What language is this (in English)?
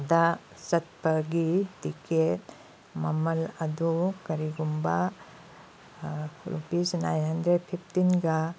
Manipuri